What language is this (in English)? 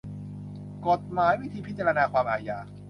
Thai